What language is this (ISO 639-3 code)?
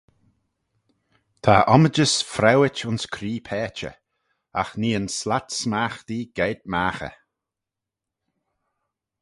glv